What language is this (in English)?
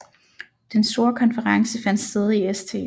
Danish